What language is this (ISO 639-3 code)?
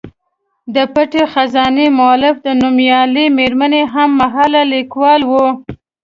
pus